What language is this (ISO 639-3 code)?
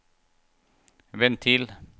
nor